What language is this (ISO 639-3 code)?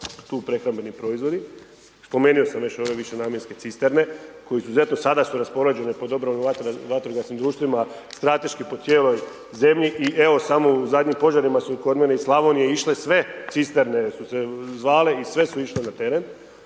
hrv